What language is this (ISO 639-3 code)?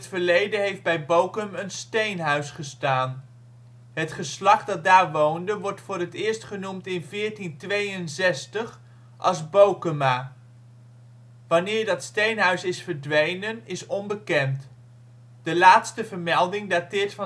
nld